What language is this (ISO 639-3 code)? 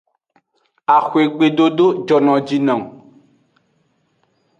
ajg